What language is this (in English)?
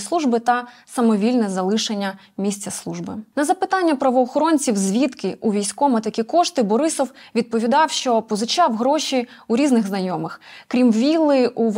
Ukrainian